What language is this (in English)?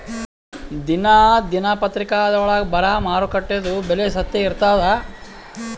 Kannada